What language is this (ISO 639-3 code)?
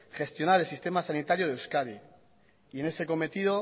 spa